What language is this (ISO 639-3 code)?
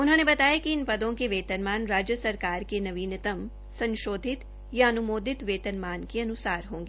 hin